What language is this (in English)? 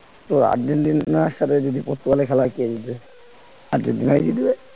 Bangla